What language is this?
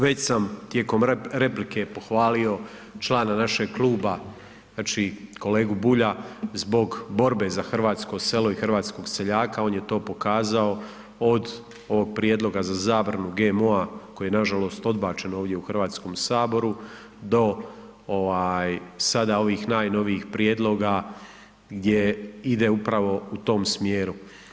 Croatian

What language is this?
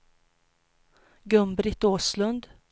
Swedish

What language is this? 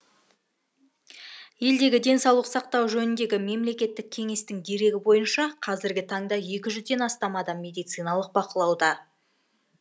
Kazakh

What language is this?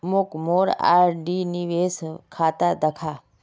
Magahi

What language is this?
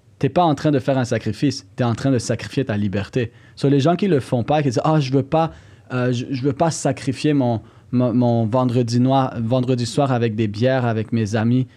French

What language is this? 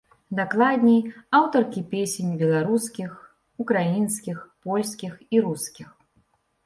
Belarusian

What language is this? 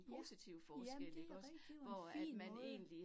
Danish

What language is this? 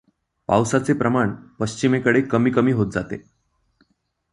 Marathi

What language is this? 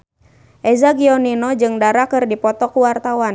Sundanese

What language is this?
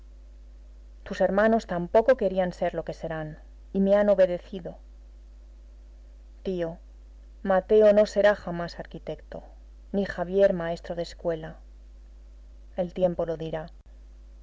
Spanish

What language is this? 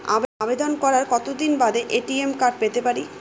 Bangla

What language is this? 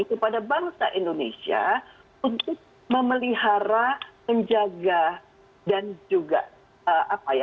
Indonesian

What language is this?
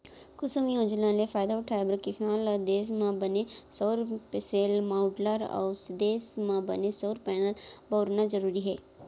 Chhattisgarhi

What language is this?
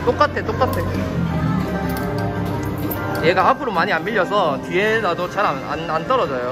Korean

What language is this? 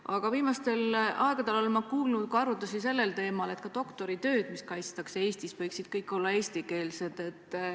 Estonian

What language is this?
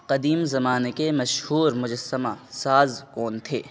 Urdu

